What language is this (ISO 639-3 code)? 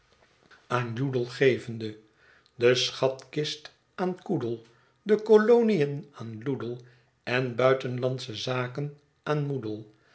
nld